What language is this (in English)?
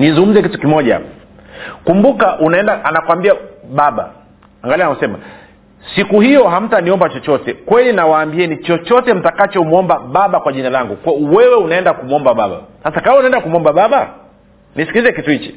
Swahili